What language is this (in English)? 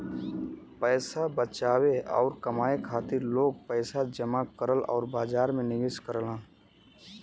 Bhojpuri